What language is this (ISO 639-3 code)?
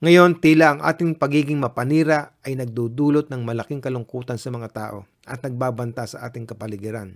fil